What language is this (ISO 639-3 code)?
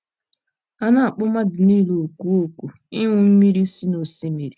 ibo